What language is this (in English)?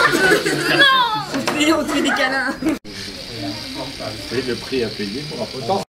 French